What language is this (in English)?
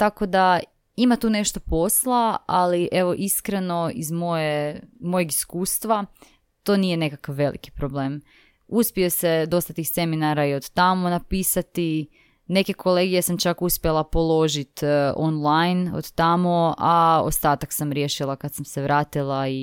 Croatian